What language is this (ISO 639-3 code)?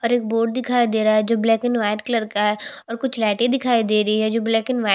hin